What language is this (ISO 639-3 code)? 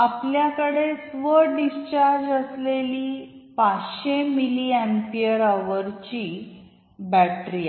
mar